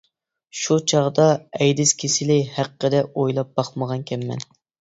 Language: Uyghur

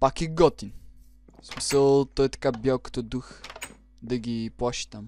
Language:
Bulgarian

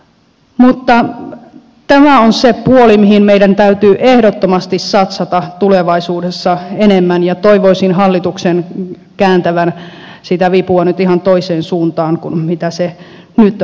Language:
Finnish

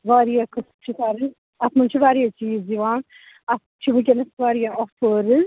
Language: Kashmiri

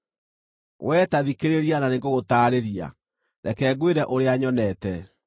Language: Kikuyu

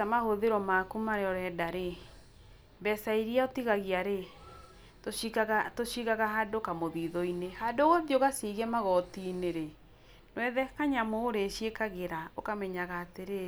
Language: Kikuyu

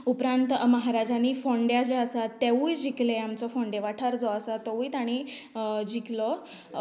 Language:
Konkani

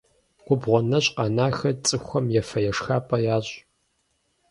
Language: Kabardian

